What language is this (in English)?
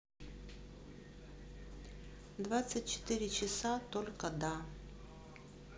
Russian